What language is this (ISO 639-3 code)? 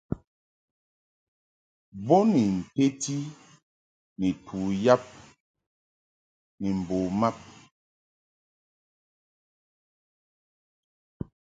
mhk